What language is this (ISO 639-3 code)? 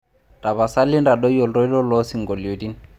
mas